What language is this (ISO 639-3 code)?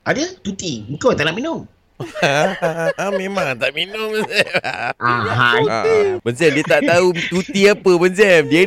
msa